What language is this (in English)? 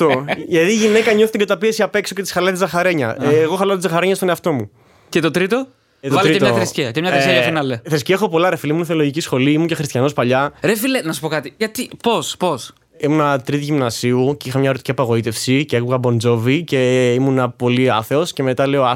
Greek